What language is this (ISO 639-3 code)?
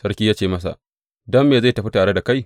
hau